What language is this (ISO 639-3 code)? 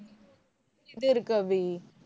tam